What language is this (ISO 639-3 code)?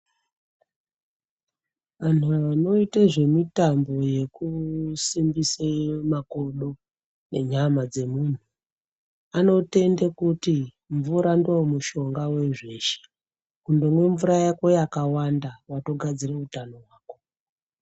ndc